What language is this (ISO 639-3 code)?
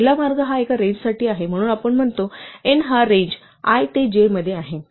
mar